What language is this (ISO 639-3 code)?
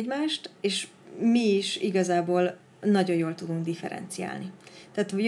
hun